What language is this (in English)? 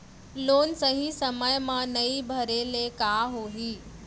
Chhattisgarhi